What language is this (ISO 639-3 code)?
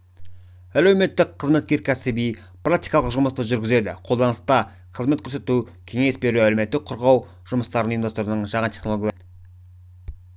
kaz